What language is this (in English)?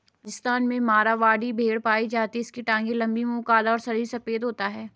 Hindi